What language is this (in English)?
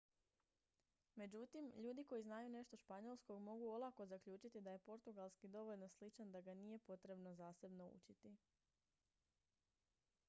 Croatian